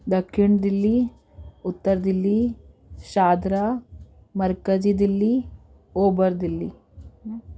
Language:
Sindhi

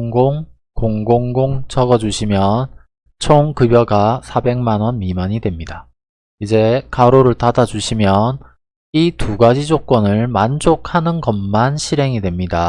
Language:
Korean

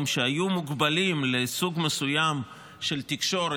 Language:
Hebrew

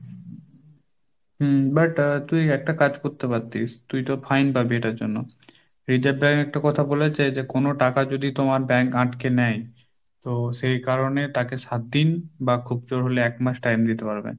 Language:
Bangla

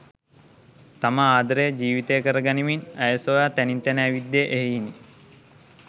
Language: Sinhala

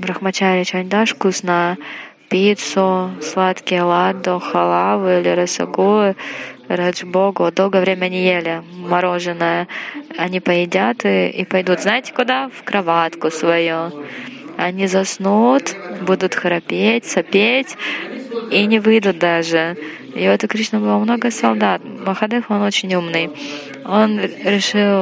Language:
Russian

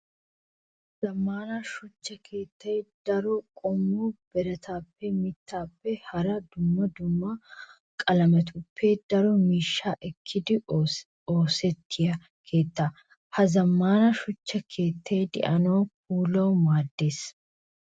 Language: Wolaytta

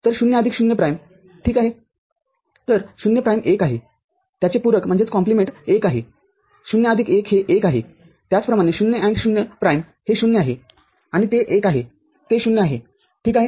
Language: Marathi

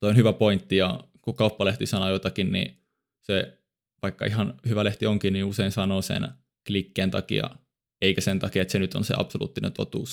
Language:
Finnish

